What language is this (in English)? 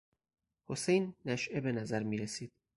Persian